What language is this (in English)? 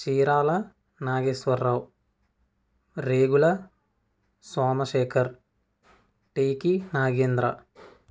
Telugu